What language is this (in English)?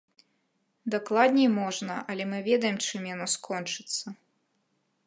Belarusian